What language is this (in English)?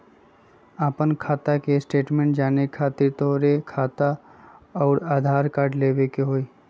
Magahi